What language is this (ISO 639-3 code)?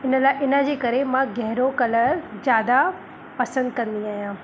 snd